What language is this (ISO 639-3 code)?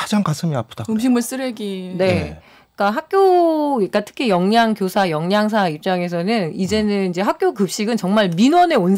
kor